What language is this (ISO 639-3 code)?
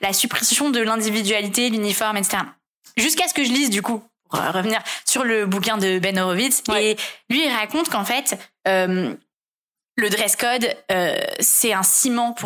fra